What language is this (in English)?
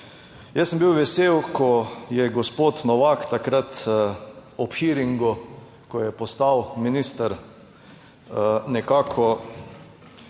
Slovenian